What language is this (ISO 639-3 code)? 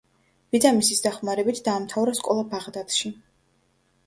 kat